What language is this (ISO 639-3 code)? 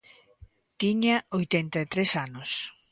glg